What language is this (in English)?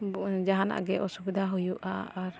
Santali